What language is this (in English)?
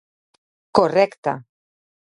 Galician